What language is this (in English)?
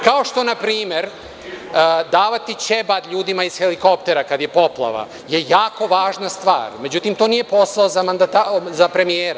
Serbian